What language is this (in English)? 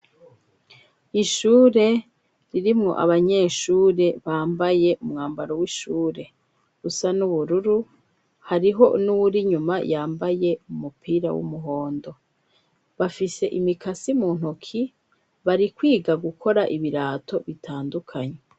Rundi